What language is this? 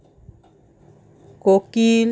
Bangla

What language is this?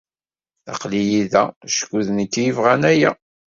Kabyle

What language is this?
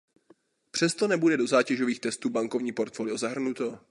Czech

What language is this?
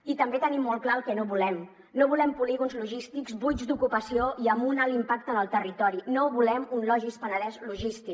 Catalan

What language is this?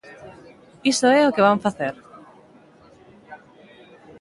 Galician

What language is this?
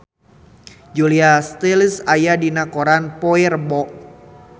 Sundanese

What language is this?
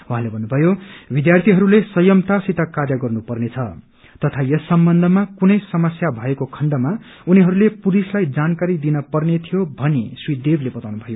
Nepali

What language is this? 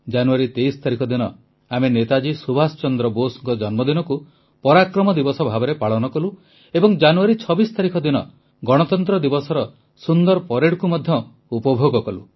Odia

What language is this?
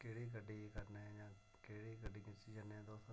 Dogri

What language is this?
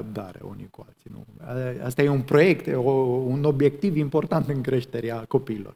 Romanian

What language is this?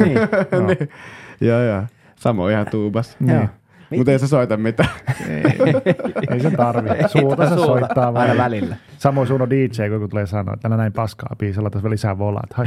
Finnish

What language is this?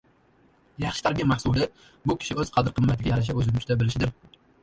Uzbek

